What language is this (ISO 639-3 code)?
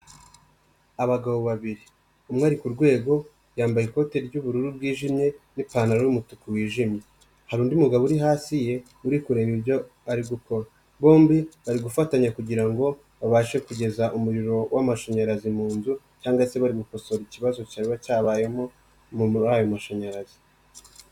kin